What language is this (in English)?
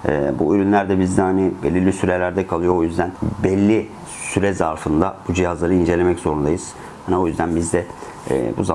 Turkish